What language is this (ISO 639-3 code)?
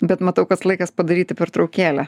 lit